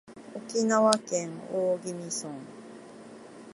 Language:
Japanese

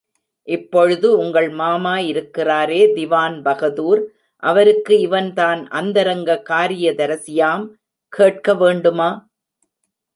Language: Tamil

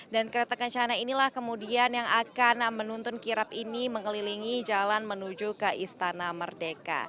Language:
Indonesian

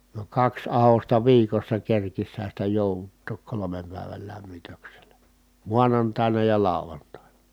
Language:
Finnish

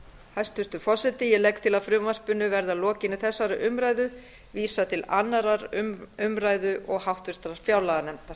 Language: Icelandic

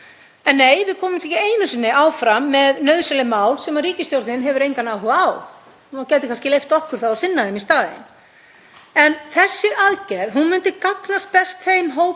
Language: Icelandic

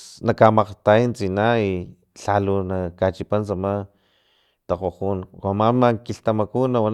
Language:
Filomena Mata-Coahuitlán Totonac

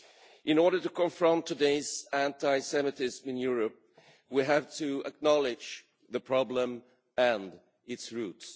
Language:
English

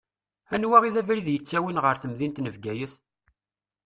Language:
Kabyle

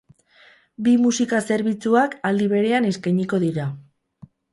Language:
Basque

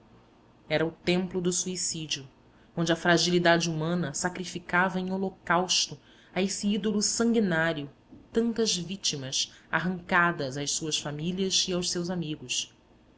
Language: Portuguese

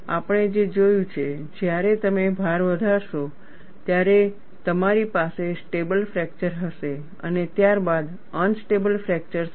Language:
Gujarati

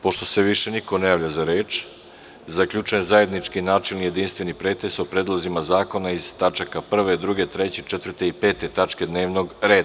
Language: Serbian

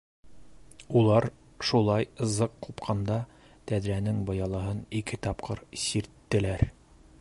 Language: Bashkir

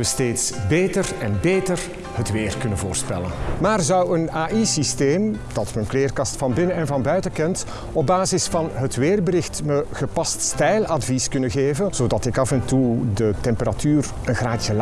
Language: Dutch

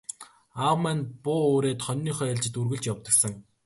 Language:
Mongolian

